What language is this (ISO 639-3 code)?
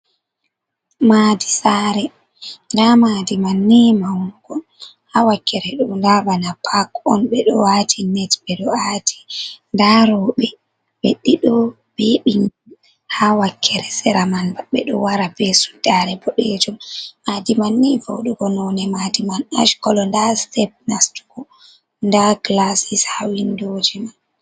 ful